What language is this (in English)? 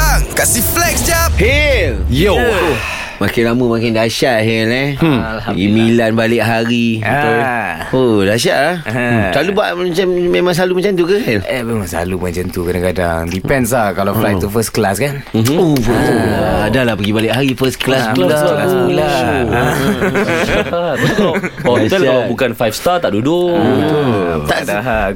Malay